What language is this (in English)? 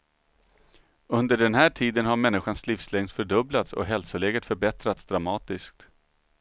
Swedish